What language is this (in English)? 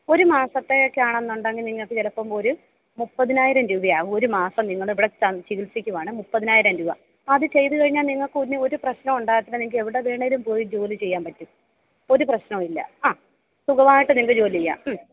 Malayalam